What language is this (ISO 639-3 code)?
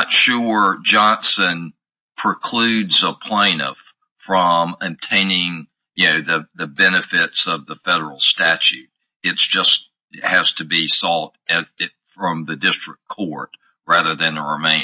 eng